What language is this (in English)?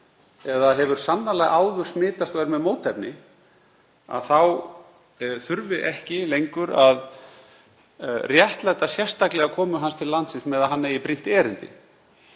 Icelandic